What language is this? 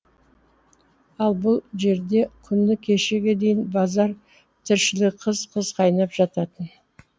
Kazakh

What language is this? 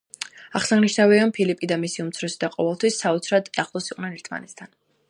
Georgian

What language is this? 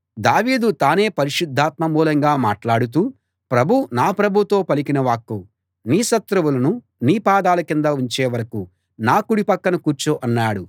Telugu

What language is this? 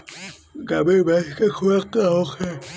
Bhojpuri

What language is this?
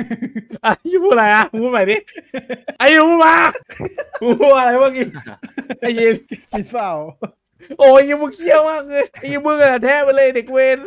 Thai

